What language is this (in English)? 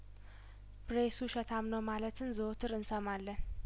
Amharic